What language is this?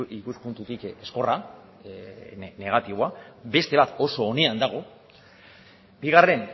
Basque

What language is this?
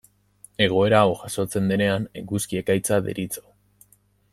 Basque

